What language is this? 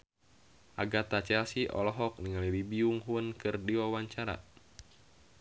Sundanese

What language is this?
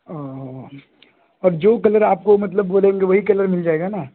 Urdu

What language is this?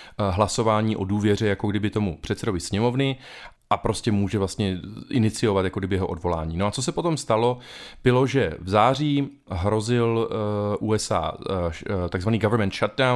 Czech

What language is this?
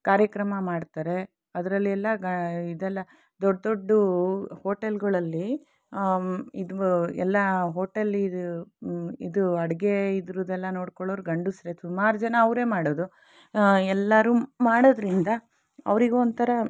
Kannada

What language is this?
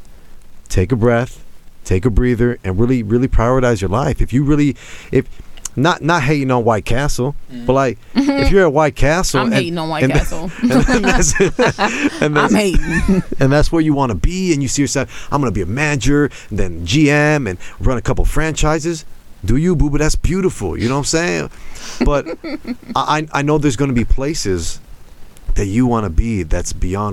English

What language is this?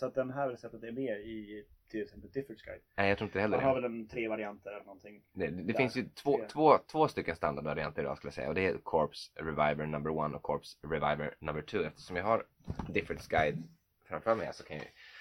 Swedish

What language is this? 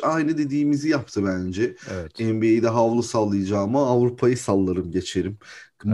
Turkish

